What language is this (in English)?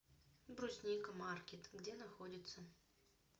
Russian